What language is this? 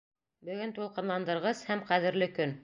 Bashkir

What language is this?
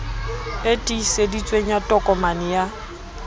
Southern Sotho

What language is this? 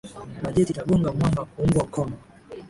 Swahili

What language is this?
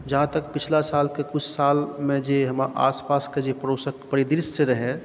Maithili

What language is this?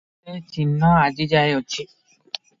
Odia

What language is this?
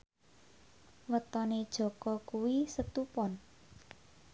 Javanese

